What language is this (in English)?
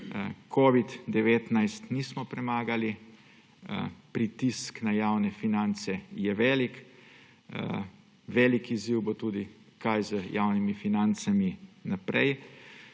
Slovenian